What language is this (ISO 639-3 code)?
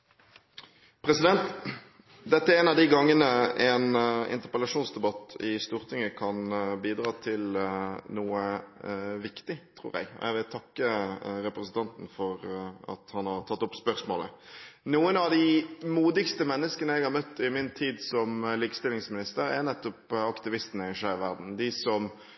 nob